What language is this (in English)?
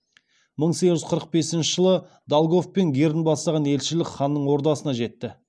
Kazakh